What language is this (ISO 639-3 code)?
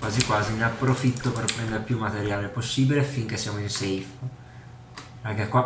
ita